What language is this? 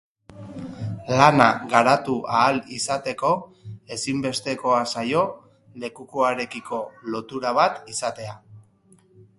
Basque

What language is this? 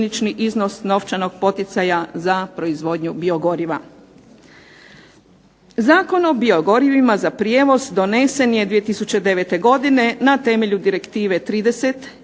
Croatian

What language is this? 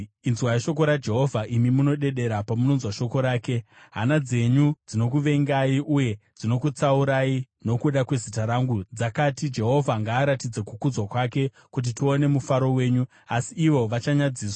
Shona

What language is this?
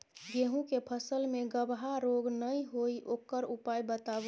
Maithili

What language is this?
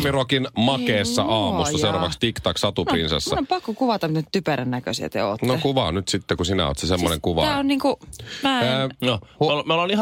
Finnish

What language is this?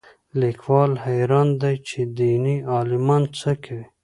Pashto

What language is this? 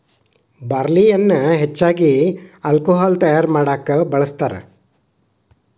Kannada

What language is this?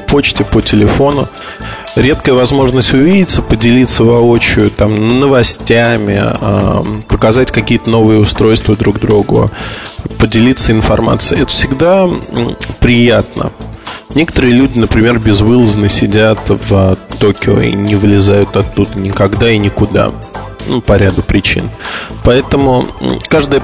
Russian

